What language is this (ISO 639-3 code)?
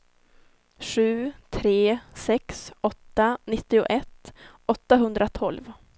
swe